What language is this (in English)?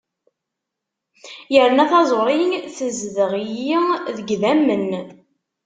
Kabyle